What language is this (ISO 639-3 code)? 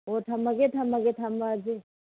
mni